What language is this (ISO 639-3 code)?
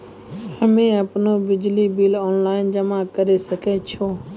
mai